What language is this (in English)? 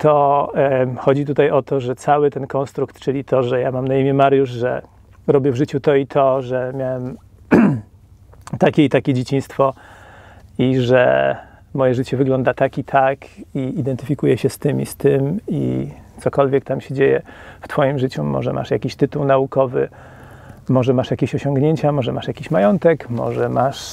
Polish